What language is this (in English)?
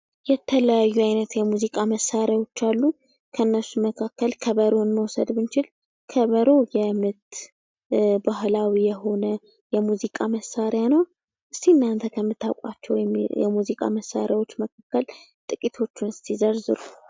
Amharic